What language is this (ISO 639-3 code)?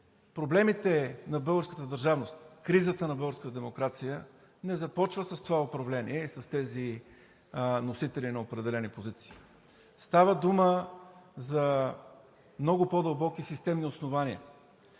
bul